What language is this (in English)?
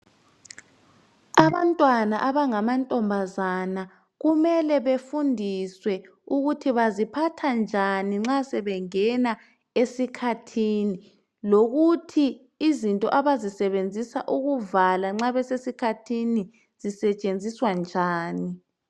North Ndebele